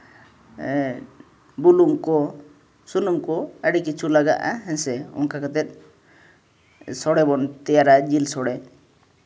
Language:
Santali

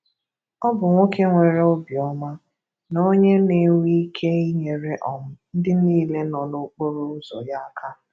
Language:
Igbo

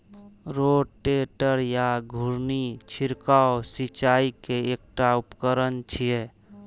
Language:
Maithili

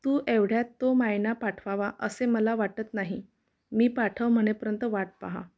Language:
Marathi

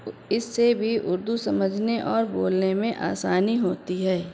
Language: Urdu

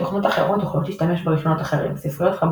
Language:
Hebrew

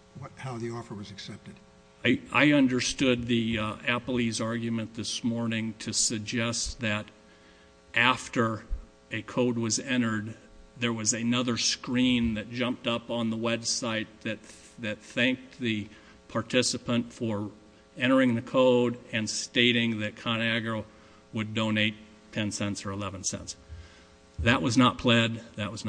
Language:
English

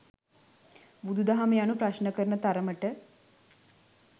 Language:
Sinhala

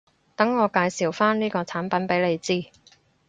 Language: Cantonese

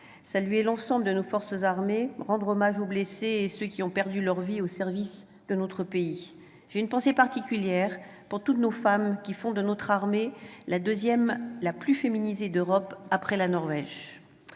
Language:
French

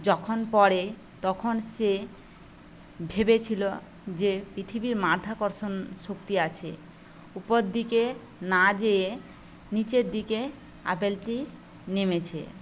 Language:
Bangla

